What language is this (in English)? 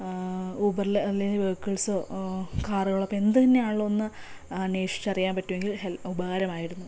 Malayalam